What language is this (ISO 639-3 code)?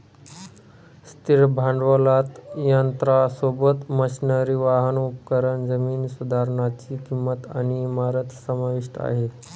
mar